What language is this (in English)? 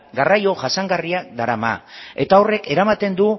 Basque